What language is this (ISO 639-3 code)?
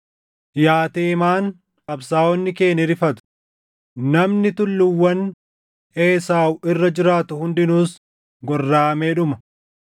orm